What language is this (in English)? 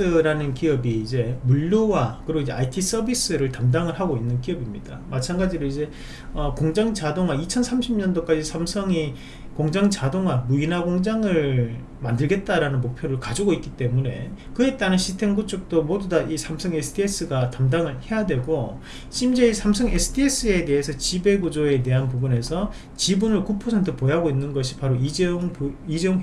Korean